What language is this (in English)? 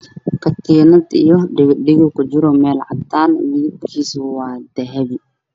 Somali